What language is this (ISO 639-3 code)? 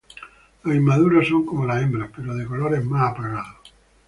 spa